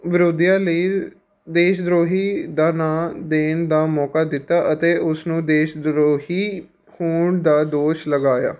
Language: Punjabi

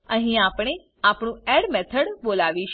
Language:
Gujarati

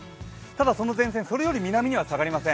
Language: Japanese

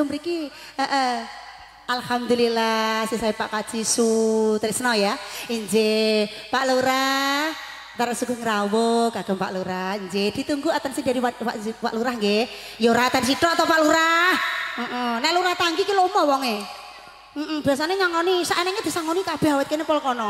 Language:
Indonesian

